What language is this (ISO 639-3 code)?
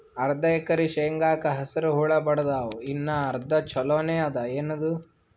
kan